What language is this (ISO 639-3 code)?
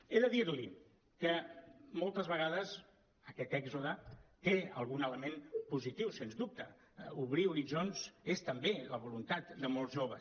cat